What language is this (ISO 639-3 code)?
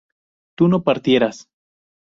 spa